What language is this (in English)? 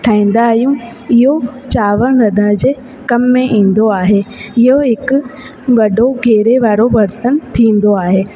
Sindhi